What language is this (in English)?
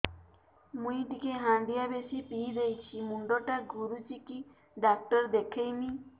Odia